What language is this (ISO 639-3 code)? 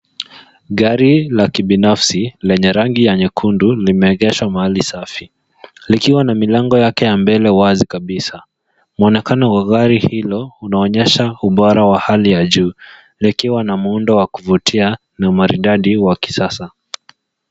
swa